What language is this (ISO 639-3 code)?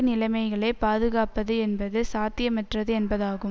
tam